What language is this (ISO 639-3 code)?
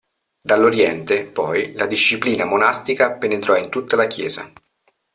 ita